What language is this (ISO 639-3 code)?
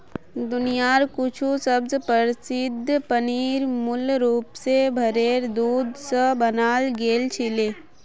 mag